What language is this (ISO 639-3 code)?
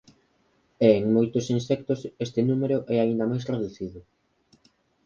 glg